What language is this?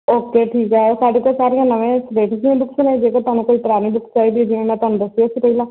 Punjabi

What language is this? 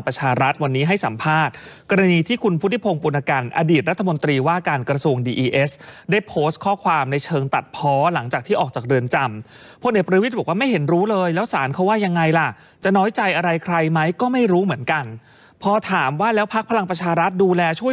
Thai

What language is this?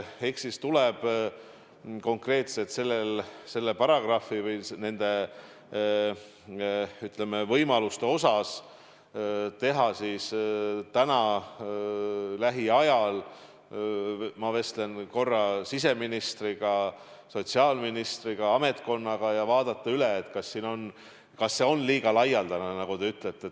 Estonian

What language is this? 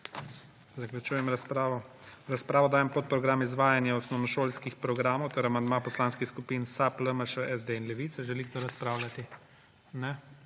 Slovenian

